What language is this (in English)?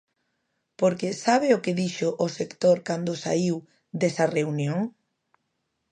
Galician